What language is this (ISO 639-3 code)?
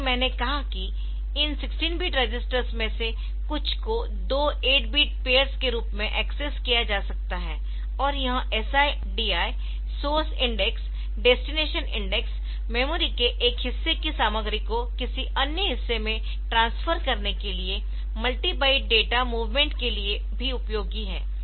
hin